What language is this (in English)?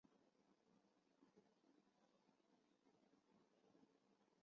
Chinese